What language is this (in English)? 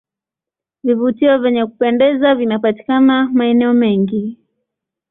Swahili